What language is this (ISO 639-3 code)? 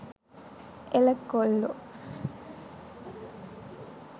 sin